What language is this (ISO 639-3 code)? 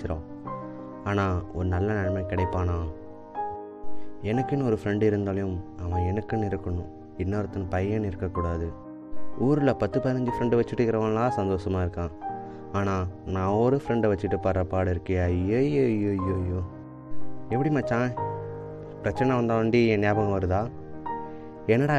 tam